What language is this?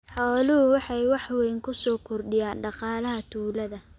Somali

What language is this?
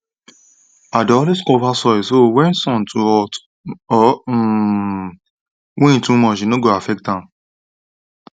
Nigerian Pidgin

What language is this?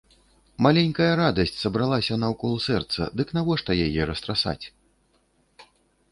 Belarusian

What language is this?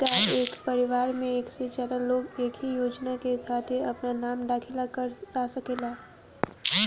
Bhojpuri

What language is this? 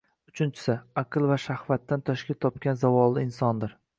Uzbek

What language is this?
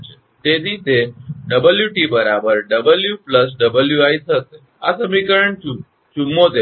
Gujarati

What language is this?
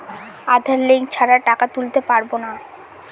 Bangla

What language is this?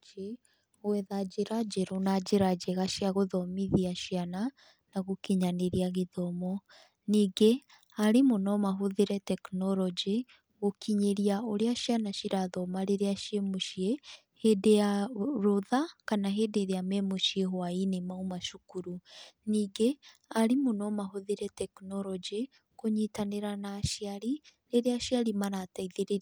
Kikuyu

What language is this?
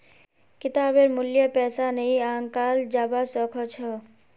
Magahi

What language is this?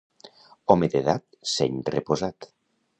Catalan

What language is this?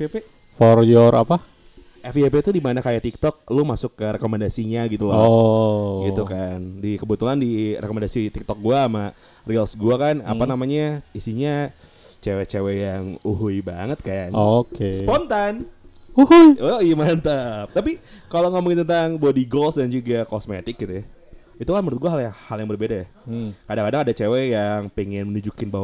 Indonesian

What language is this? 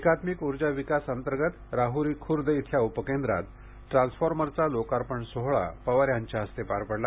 Marathi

